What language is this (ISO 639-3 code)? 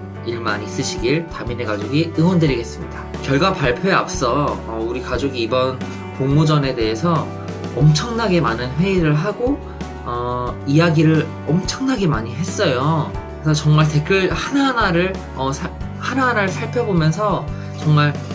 kor